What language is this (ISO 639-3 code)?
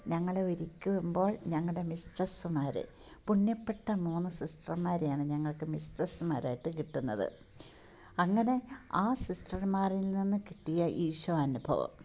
mal